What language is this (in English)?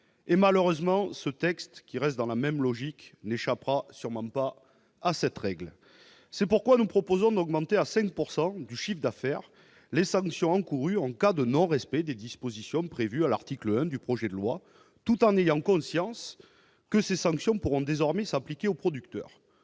French